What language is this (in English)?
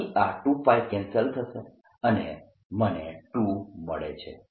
Gujarati